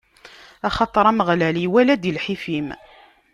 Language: Kabyle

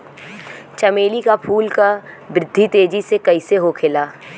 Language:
Bhojpuri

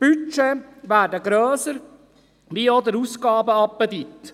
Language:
Swiss German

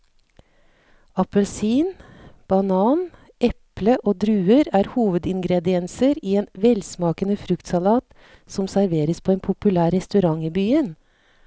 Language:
Norwegian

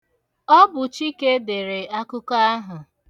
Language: Igbo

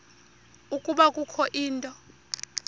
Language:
Xhosa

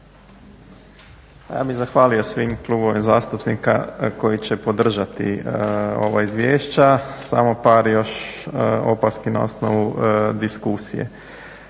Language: Croatian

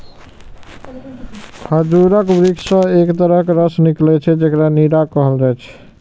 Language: Maithili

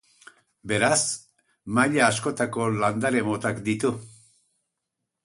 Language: Basque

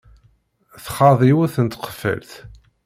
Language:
Kabyle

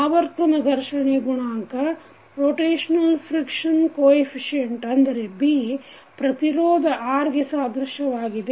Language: Kannada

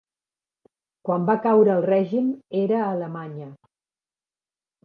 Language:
Catalan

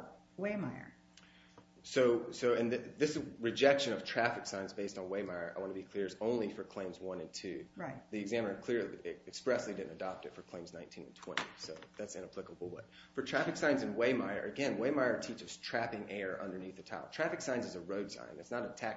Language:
English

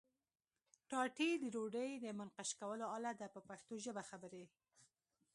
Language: Pashto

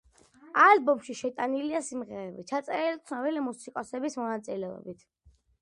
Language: Georgian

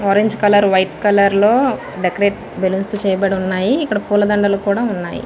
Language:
Telugu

